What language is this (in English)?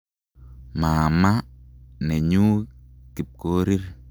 Kalenjin